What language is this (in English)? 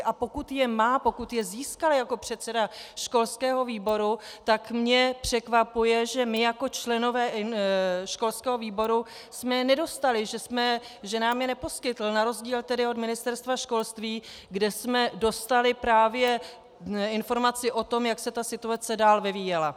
Czech